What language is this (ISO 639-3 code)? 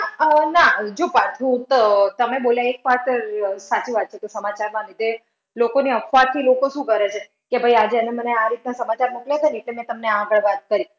guj